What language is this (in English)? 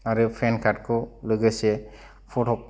Bodo